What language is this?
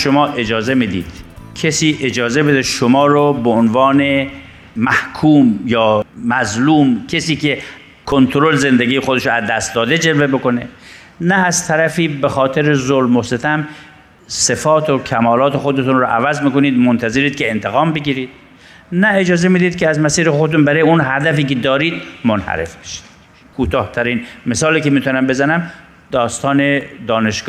Persian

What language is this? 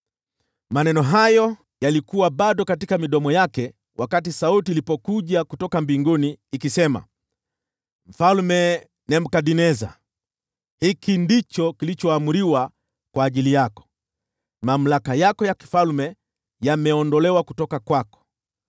Swahili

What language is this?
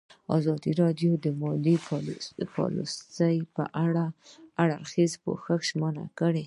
Pashto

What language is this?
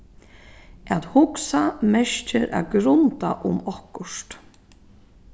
Faroese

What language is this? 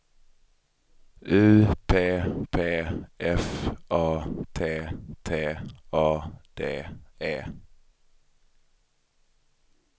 Swedish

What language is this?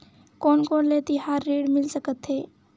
Chhattisgarhi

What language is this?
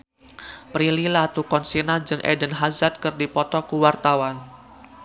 Sundanese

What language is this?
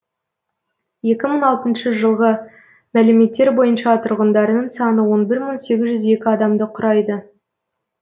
Kazakh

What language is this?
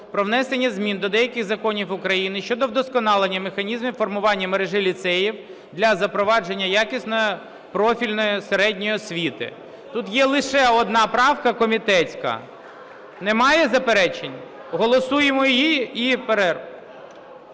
Ukrainian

